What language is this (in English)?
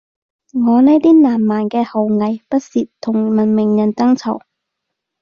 Cantonese